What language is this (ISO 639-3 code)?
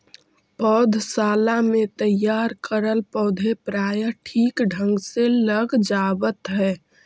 mag